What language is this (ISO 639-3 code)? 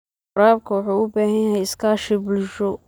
som